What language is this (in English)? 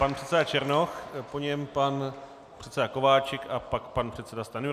Czech